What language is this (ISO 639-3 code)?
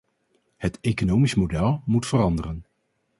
nld